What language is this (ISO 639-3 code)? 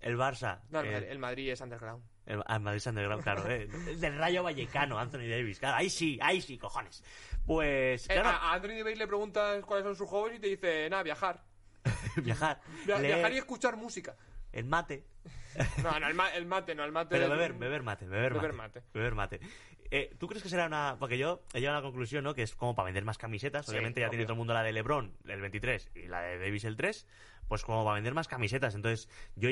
spa